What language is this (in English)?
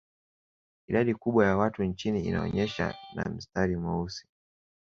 Swahili